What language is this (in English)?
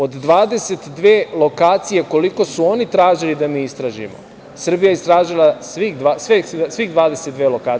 Serbian